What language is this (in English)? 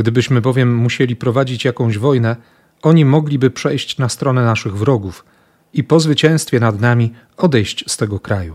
Polish